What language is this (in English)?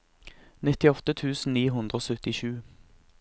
Norwegian